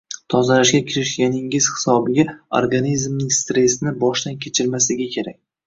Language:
Uzbek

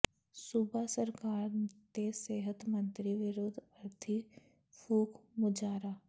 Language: Punjabi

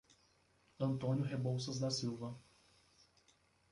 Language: Portuguese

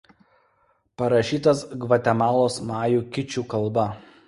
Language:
Lithuanian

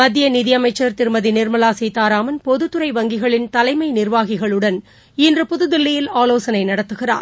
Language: Tamil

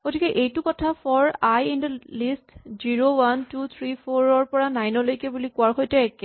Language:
Assamese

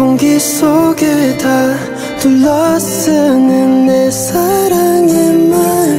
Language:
Korean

